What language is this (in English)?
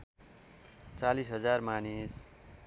Nepali